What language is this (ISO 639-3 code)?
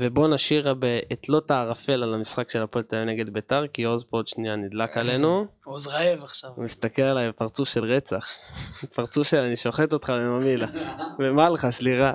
heb